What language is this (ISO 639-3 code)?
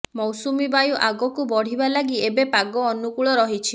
ori